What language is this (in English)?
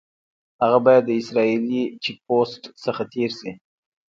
Pashto